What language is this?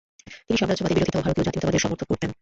Bangla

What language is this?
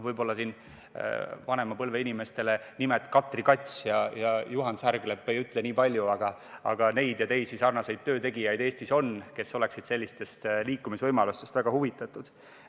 Estonian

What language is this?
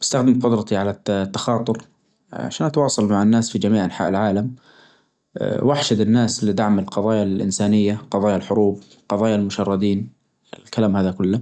Najdi Arabic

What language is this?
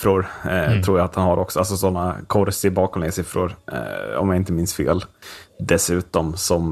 Swedish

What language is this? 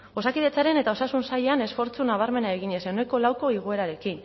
Basque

